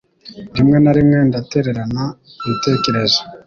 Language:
Kinyarwanda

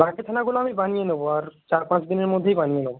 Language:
Bangla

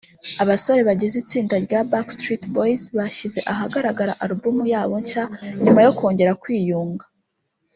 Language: Kinyarwanda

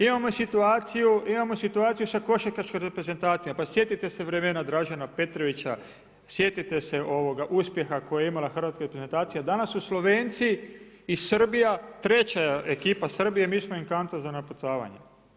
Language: Croatian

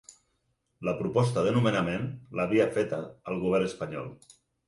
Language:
Catalan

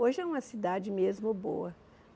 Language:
Portuguese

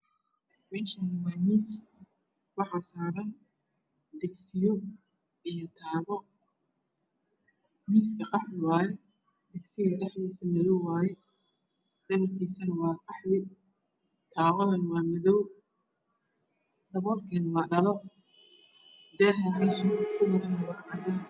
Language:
Somali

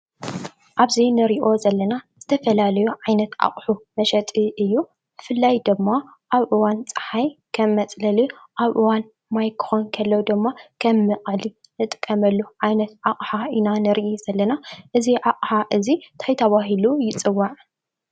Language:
Tigrinya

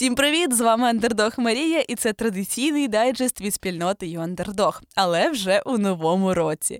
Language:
Ukrainian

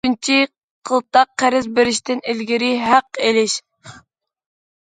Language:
Uyghur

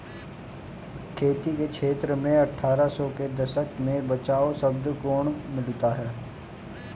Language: Hindi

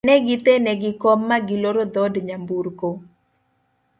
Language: Luo (Kenya and Tanzania)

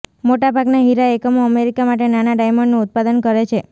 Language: Gujarati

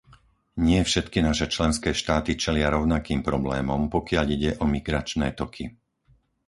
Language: Slovak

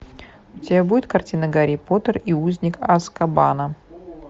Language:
Russian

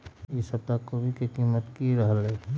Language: Magahi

